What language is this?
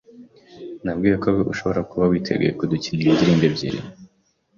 Kinyarwanda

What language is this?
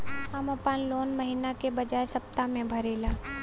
Bhojpuri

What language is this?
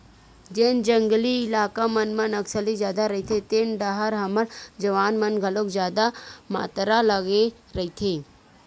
Chhattisgarhi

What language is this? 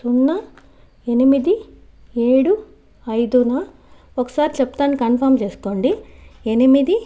Telugu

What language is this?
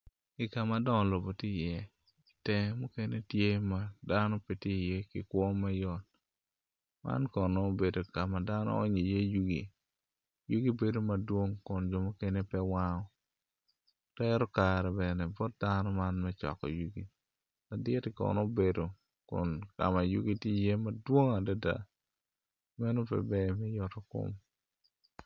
Acoli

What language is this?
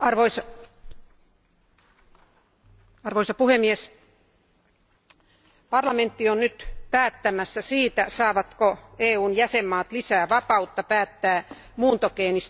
Finnish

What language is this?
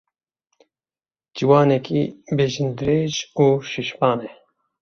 Kurdish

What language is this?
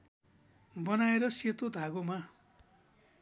Nepali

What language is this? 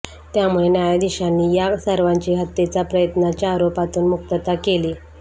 Marathi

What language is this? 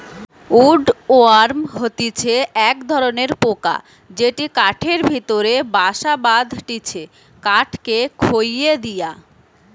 Bangla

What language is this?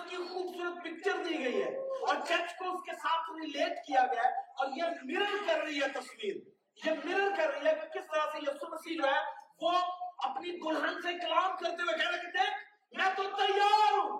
Urdu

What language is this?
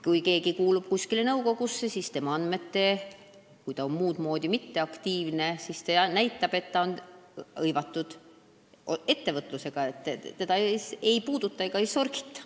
Estonian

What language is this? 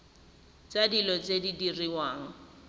Tswana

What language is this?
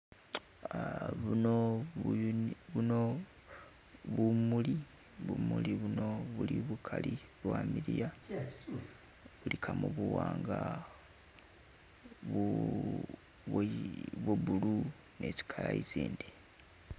Masaaba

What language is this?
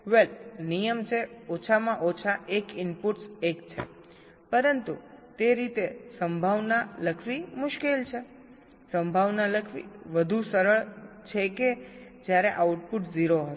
Gujarati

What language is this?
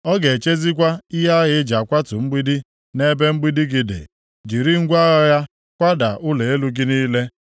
Igbo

